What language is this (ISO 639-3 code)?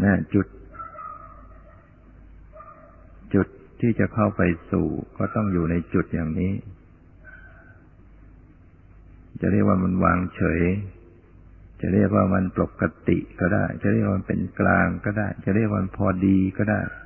tha